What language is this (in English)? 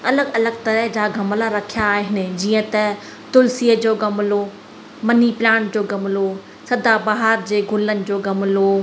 Sindhi